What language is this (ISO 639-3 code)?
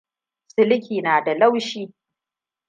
hau